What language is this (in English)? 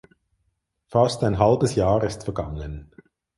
German